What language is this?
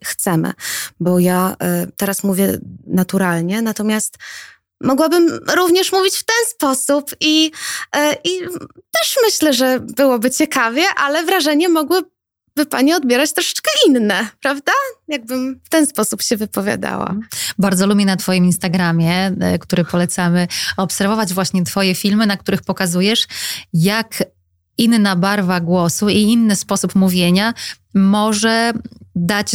Polish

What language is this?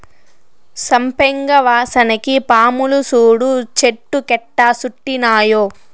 Telugu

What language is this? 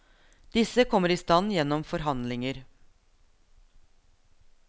Norwegian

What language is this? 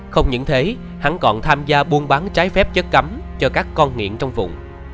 Vietnamese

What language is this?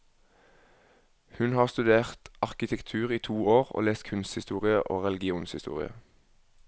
Norwegian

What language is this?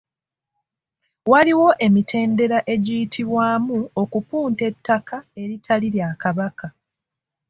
Ganda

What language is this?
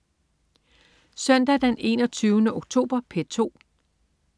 Danish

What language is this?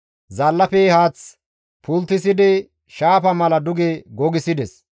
Gamo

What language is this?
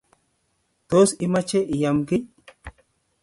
Kalenjin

